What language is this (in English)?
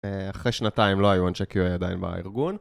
Hebrew